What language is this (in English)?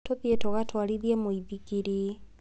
Kikuyu